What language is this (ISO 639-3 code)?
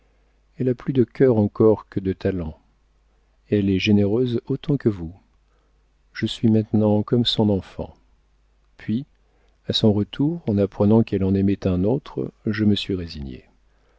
fra